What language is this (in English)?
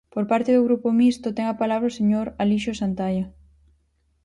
Galician